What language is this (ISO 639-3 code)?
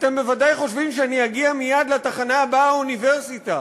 heb